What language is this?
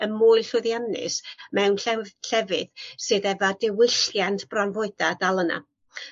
Welsh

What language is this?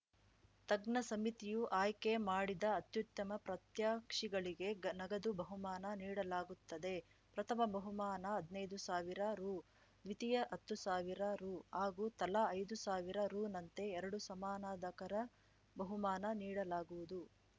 Kannada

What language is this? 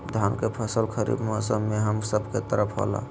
Magahi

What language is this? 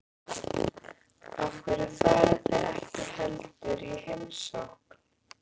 Icelandic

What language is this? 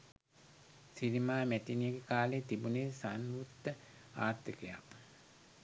Sinhala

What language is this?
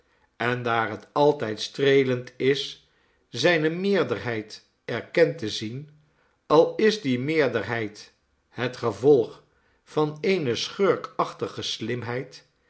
Dutch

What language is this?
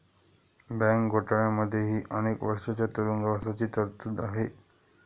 Marathi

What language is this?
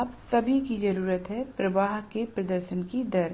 Hindi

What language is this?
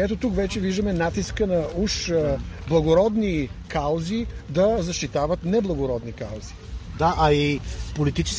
Bulgarian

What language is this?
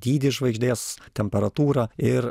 Lithuanian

